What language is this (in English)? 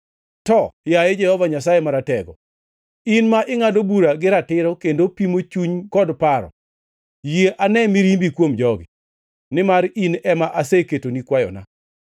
Luo (Kenya and Tanzania)